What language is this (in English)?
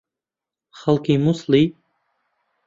Central Kurdish